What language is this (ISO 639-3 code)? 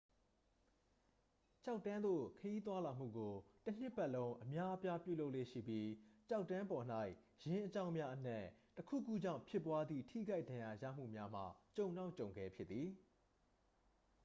mya